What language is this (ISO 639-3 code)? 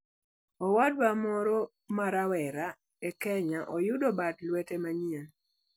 luo